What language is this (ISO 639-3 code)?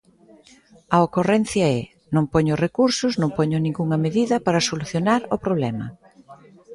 glg